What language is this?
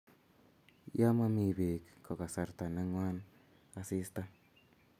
Kalenjin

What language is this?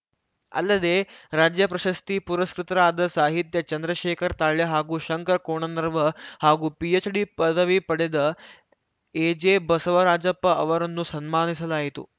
Kannada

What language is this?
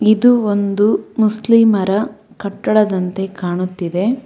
Kannada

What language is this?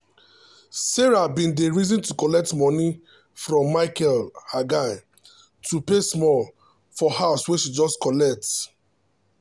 Nigerian Pidgin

